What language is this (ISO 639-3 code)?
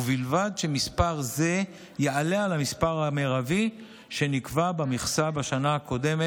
heb